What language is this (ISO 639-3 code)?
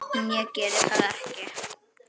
isl